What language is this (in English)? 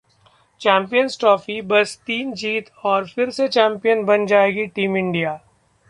Hindi